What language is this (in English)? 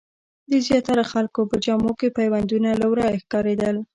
Pashto